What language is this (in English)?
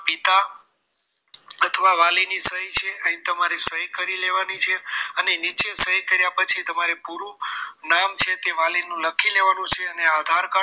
Gujarati